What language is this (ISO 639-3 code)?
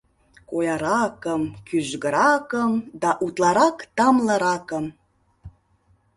chm